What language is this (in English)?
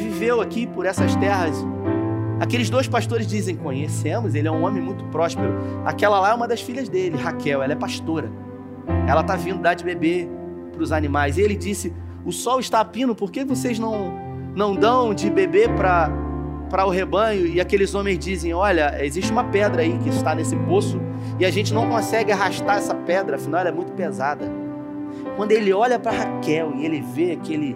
Portuguese